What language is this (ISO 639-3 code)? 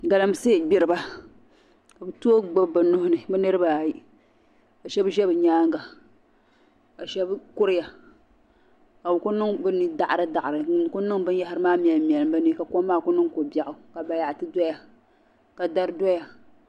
dag